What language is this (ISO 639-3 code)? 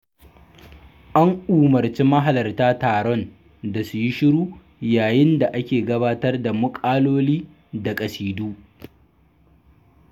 hau